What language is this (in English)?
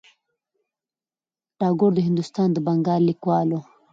Pashto